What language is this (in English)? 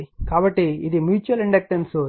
Telugu